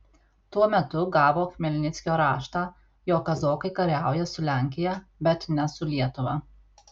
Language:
Lithuanian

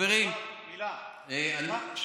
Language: Hebrew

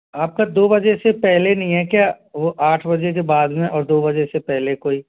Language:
Hindi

